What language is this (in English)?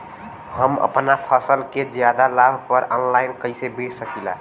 Bhojpuri